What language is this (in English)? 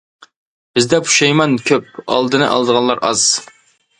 Uyghur